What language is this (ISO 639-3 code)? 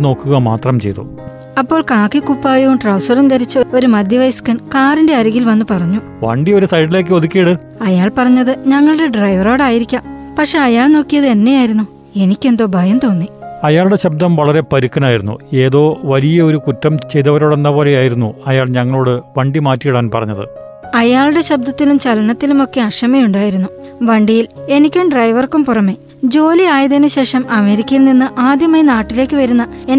mal